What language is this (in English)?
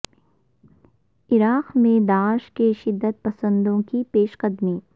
Urdu